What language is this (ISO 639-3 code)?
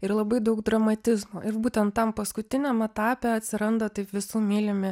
lit